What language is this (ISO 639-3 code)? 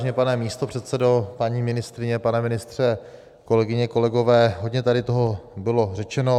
ces